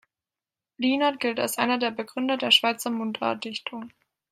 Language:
German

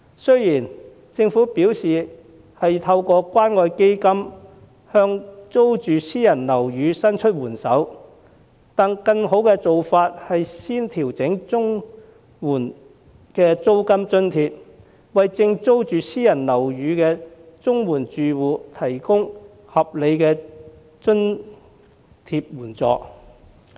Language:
Cantonese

